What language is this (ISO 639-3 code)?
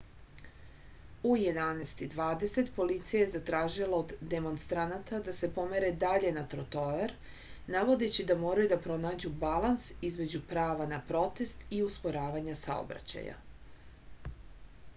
srp